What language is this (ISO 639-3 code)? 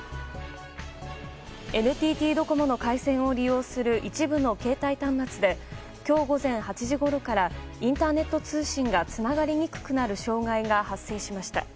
jpn